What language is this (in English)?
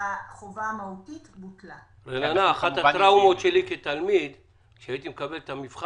Hebrew